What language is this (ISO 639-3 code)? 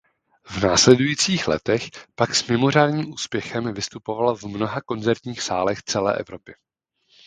ces